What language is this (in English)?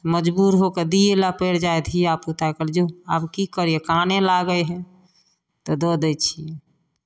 Maithili